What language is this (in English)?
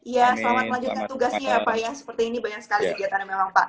Indonesian